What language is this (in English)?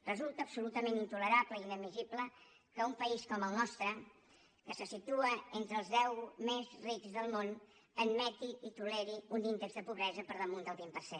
Catalan